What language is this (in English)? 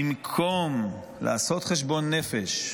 Hebrew